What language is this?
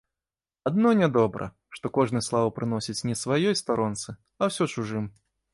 Belarusian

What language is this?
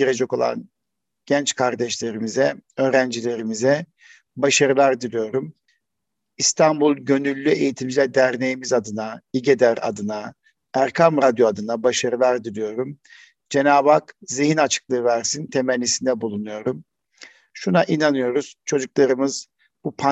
Turkish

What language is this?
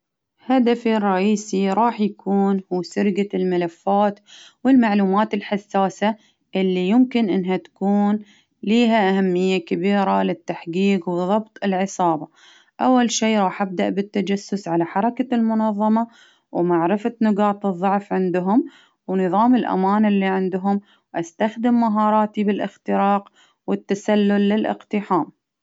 Baharna Arabic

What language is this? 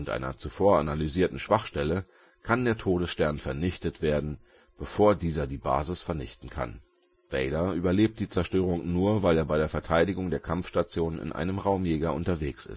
German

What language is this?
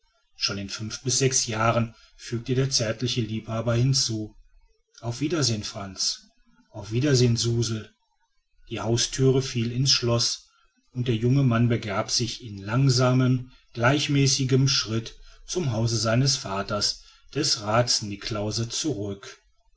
German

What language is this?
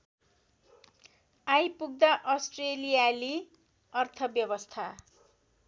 Nepali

